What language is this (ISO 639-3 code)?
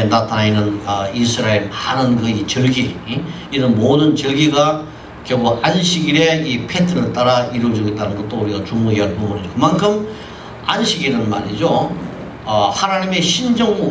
kor